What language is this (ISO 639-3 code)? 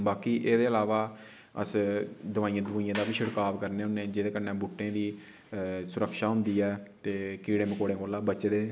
doi